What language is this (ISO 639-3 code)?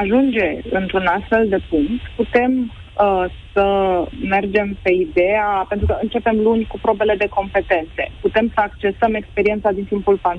ron